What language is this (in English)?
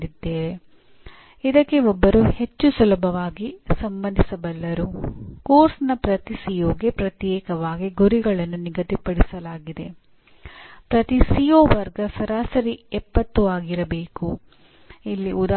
Kannada